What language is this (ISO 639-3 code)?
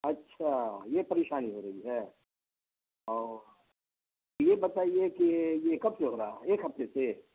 urd